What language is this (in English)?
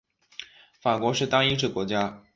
Chinese